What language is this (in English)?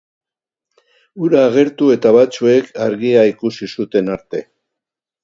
Basque